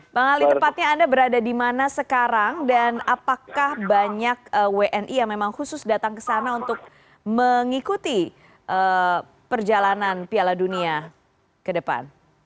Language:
Indonesian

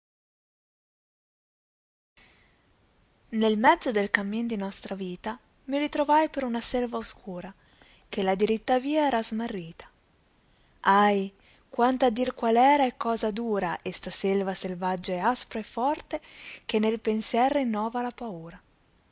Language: Italian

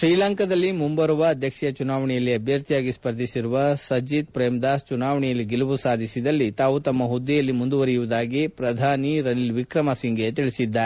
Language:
Kannada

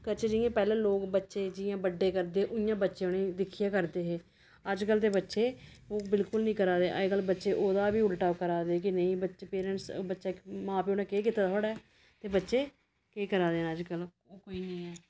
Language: Dogri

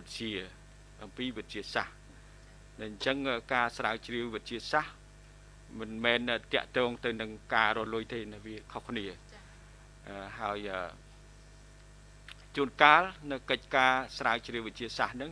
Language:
Vietnamese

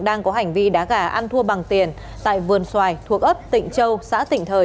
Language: Vietnamese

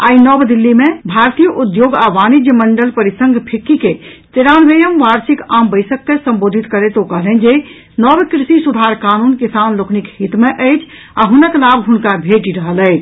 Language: Maithili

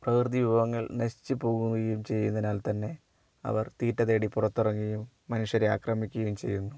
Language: Malayalam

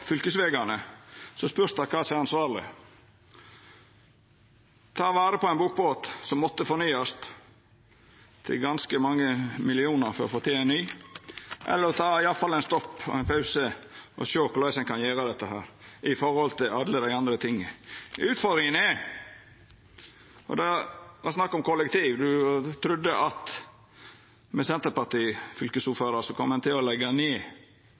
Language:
Norwegian Nynorsk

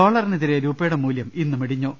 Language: Malayalam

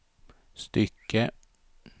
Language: Swedish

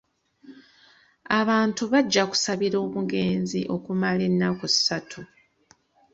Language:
Ganda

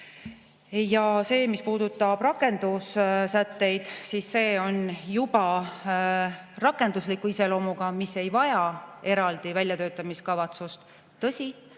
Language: Estonian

